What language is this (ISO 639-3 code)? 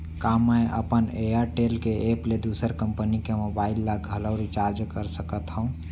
hne